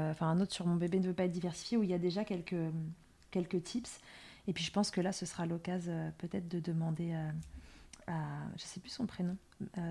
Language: French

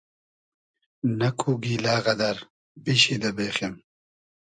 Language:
Hazaragi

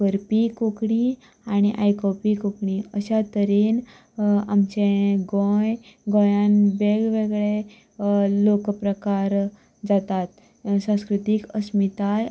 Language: Konkani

